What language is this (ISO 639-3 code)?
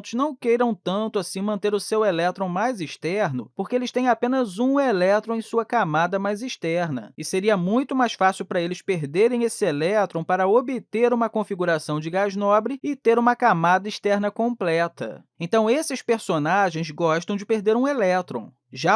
por